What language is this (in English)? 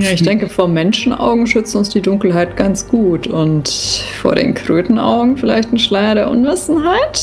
German